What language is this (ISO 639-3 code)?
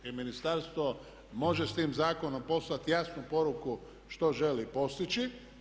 hrv